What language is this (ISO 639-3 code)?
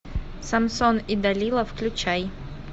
rus